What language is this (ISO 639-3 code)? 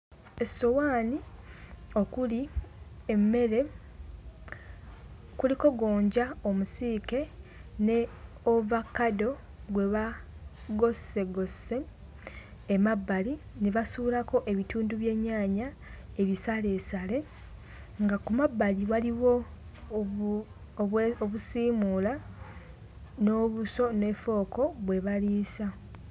lug